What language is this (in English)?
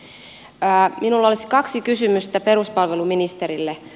Finnish